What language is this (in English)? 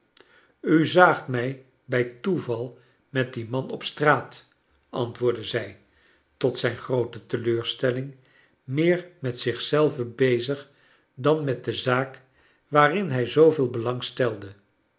Dutch